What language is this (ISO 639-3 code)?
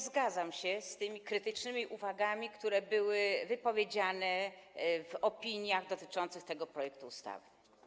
pol